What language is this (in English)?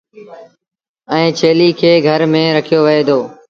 Sindhi Bhil